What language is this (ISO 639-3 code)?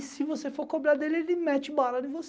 por